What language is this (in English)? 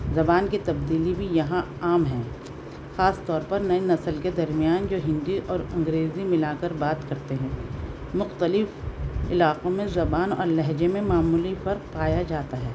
Urdu